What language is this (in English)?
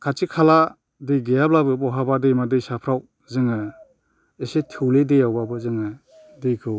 Bodo